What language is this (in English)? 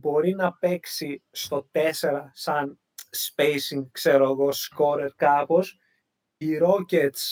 Greek